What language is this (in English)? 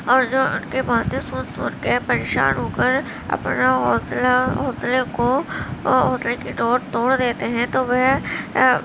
Urdu